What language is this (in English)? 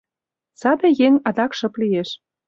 Mari